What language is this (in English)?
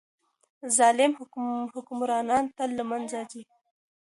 Pashto